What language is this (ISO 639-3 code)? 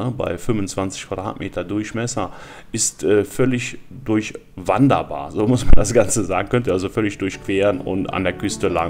deu